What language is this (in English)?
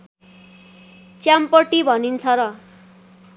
Nepali